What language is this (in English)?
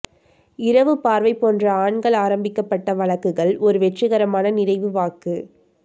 Tamil